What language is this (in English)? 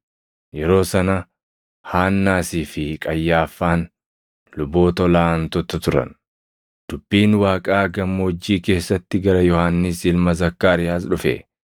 Oromo